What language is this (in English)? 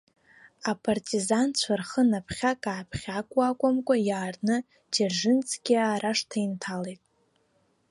Abkhazian